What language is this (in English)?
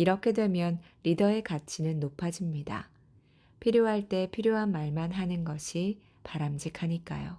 Korean